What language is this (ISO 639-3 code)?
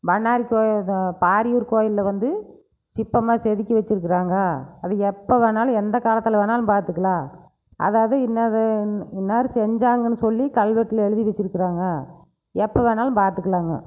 tam